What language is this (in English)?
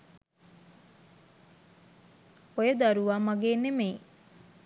Sinhala